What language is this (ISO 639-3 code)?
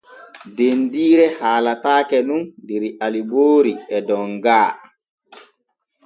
fue